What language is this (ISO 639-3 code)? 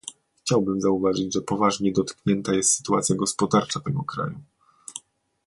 pol